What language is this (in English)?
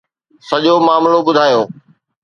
Sindhi